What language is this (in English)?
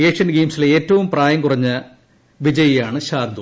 Malayalam